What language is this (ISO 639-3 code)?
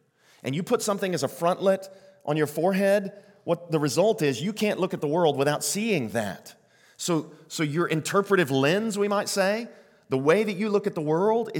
eng